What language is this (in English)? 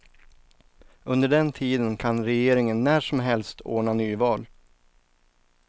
Swedish